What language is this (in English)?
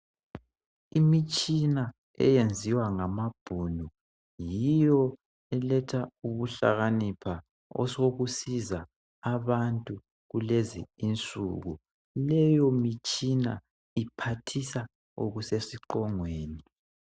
North Ndebele